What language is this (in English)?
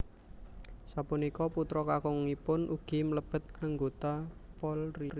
Javanese